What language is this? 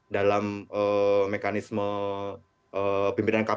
Indonesian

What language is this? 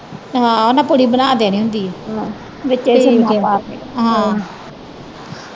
Punjabi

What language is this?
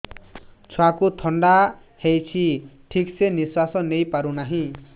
Odia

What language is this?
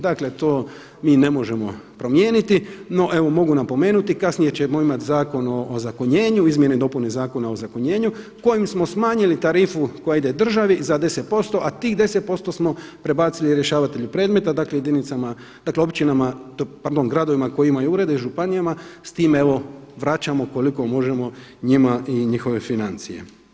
Croatian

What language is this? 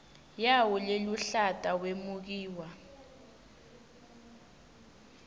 Swati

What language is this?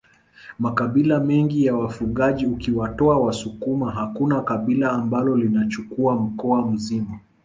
Swahili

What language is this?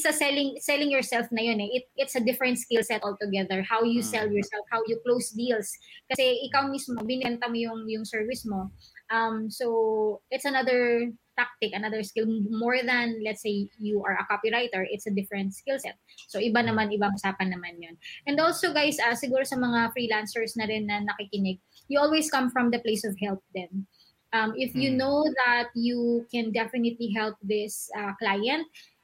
Filipino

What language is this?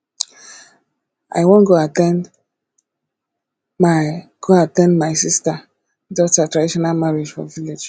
Nigerian Pidgin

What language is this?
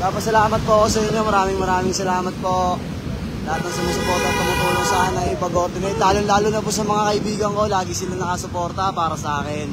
Filipino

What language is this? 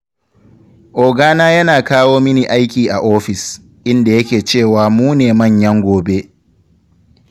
Hausa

